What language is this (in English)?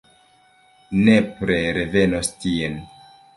Esperanto